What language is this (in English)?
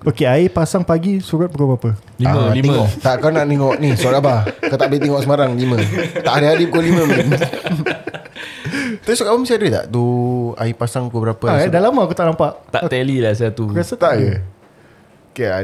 Malay